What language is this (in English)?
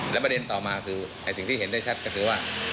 Thai